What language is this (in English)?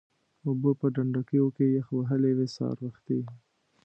Pashto